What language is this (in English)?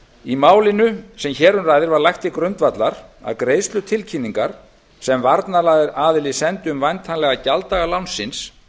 Icelandic